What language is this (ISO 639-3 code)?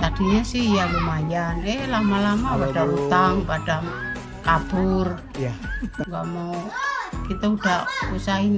ind